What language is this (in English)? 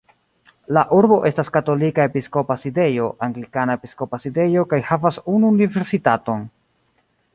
Esperanto